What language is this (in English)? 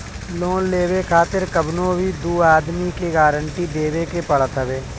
Bhojpuri